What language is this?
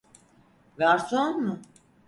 Turkish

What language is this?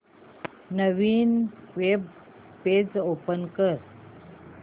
Marathi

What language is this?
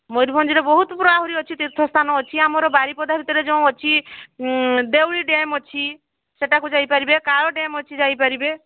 Odia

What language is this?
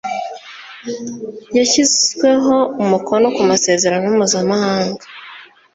Kinyarwanda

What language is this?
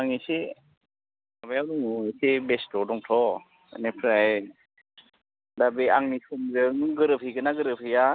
Bodo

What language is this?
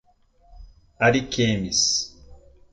Portuguese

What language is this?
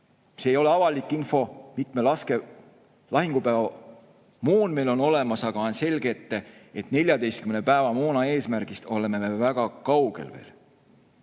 Estonian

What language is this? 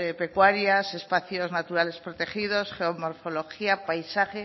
Spanish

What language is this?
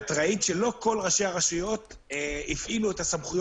Hebrew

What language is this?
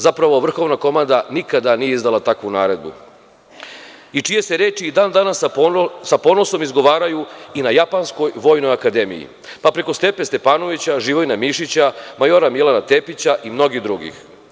Serbian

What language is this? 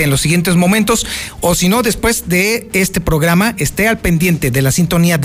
Spanish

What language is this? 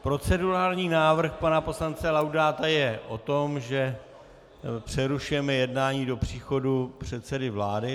Czech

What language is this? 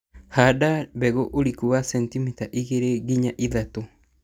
Kikuyu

